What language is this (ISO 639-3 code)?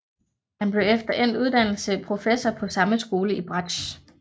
dan